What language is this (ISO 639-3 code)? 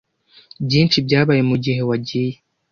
kin